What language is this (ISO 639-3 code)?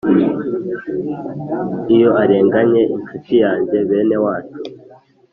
kin